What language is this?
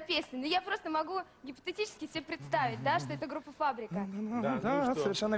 Russian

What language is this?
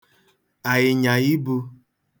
Igbo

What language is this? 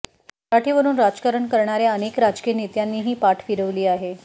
Marathi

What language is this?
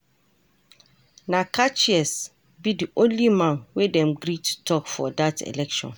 Nigerian Pidgin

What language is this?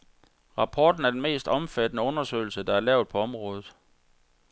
Danish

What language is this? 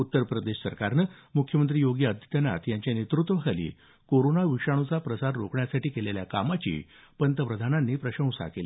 Marathi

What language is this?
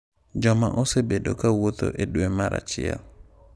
Luo (Kenya and Tanzania)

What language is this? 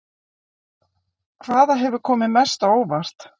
Icelandic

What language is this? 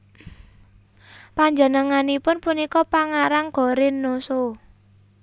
Javanese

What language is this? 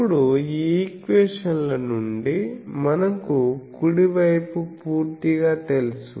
Telugu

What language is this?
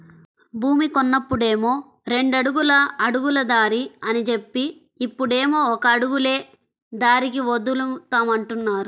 Telugu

